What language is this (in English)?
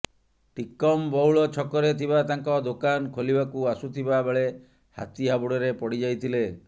Odia